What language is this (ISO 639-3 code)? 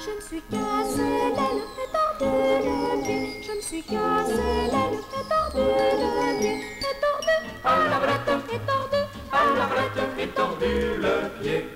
fra